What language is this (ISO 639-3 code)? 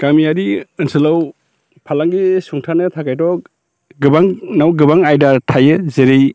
brx